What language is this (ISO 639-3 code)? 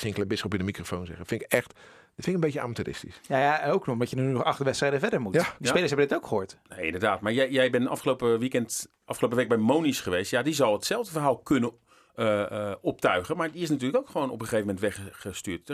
nld